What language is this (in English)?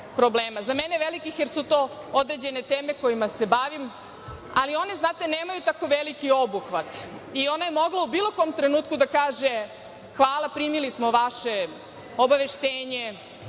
Serbian